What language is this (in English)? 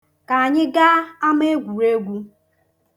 Igbo